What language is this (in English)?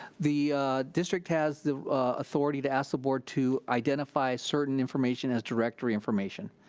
English